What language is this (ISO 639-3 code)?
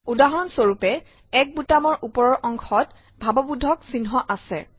asm